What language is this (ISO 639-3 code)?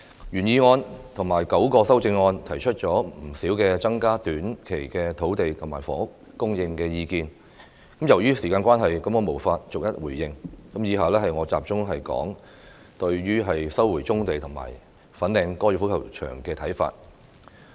yue